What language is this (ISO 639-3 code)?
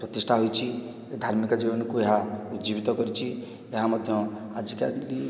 ori